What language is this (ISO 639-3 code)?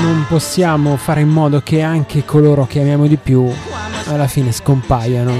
ita